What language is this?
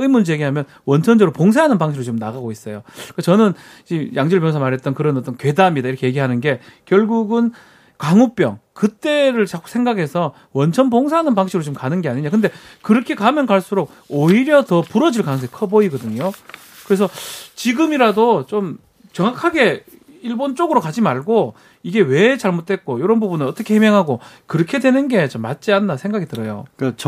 Korean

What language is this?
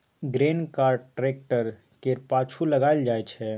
Maithili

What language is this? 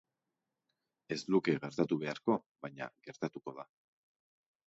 Basque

